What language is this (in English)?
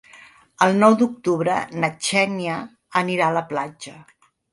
Catalan